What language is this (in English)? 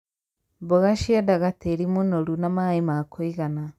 Kikuyu